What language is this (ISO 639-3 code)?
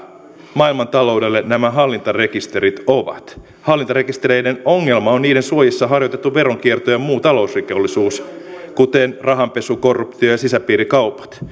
fin